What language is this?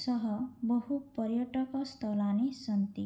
Sanskrit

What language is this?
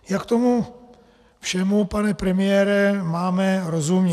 Czech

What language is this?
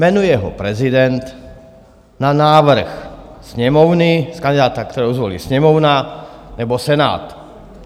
Czech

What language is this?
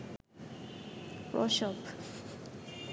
Bangla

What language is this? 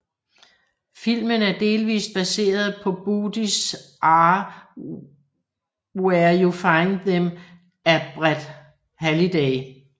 Danish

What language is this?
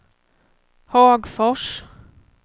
Swedish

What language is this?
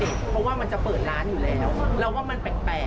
Thai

